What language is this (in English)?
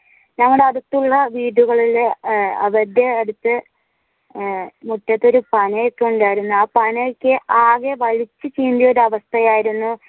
Malayalam